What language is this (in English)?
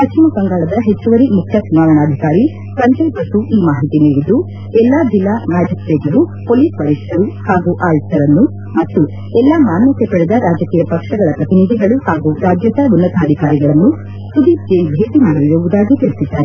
Kannada